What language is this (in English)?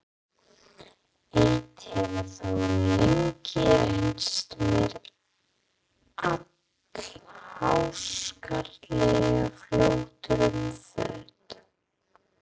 Icelandic